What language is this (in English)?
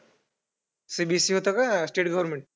Marathi